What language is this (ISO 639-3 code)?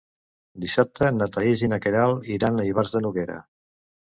cat